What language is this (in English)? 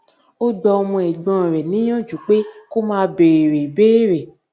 Yoruba